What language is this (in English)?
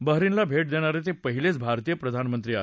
Marathi